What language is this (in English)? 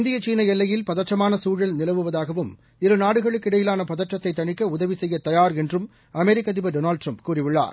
Tamil